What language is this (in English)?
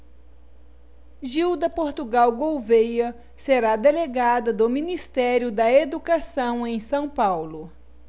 Portuguese